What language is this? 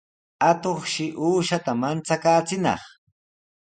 Sihuas Ancash Quechua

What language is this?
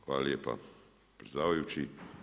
Croatian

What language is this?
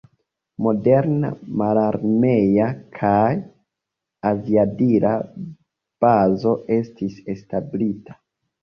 Esperanto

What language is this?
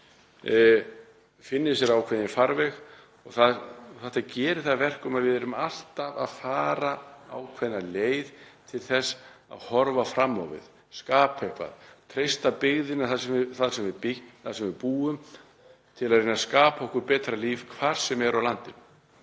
Icelandic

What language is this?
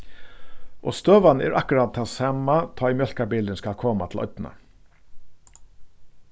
Faroese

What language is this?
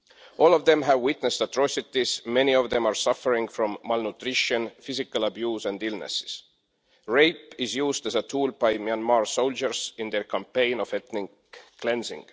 English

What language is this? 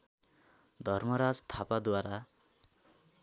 Nepali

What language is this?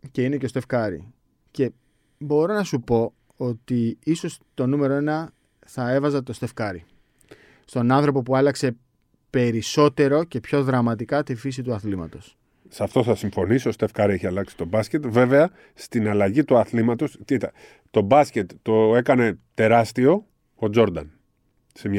Greek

